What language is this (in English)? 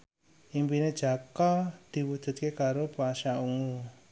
Javanese